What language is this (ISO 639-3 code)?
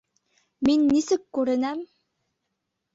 bak